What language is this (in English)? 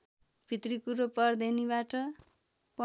Nepali